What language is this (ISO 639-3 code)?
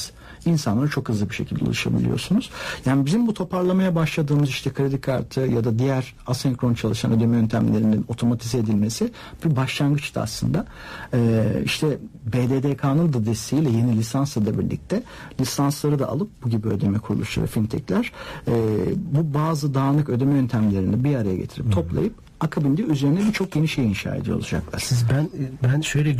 tur